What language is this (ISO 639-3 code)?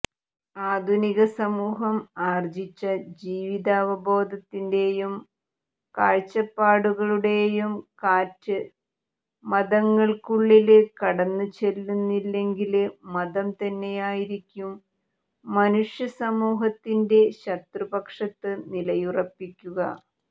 mal